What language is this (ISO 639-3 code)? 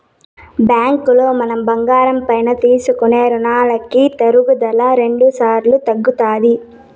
tel